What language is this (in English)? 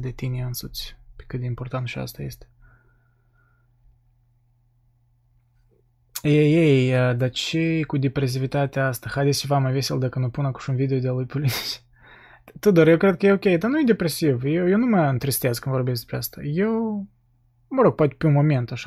Romanian